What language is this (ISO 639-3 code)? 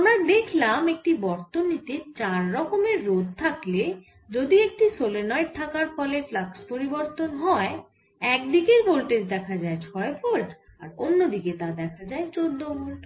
ben